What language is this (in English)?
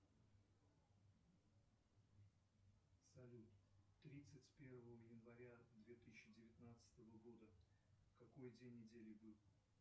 Russian